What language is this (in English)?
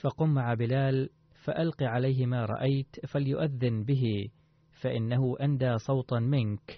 Arabic